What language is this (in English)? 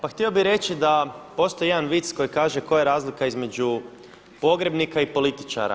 Croatian